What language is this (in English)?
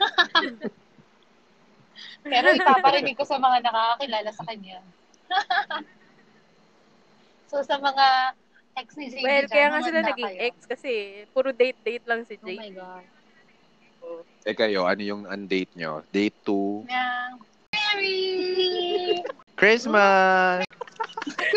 Filipino